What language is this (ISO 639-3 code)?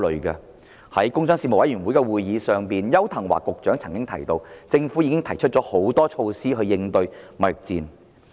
yue